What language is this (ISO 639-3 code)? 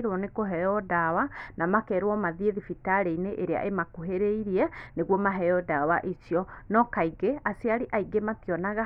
kik